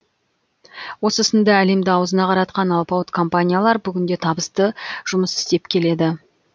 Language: Kazakh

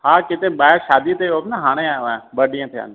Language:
Sindhi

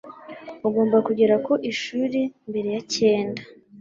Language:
Kinyarwanda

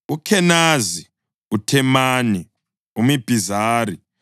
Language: North Ndebele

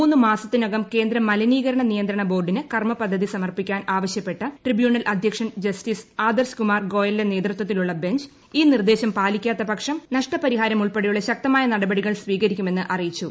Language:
Malayalam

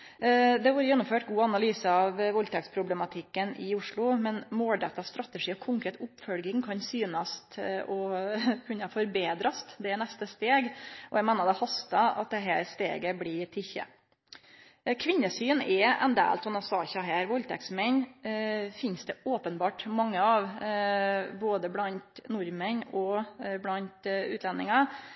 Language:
Norwegian Nynorsk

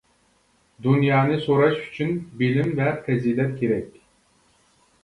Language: Uyghur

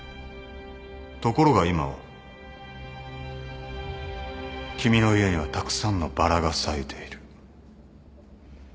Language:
Japanese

